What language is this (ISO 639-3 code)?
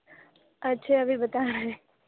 urd